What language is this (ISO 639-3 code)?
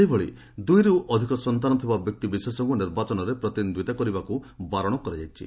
ori